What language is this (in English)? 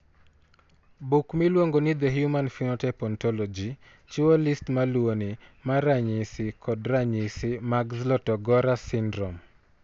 Luo (Kenya and Tanzania)